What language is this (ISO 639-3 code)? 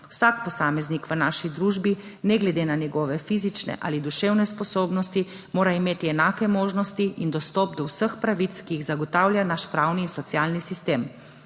slv